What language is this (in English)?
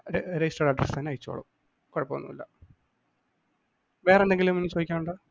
Malayalam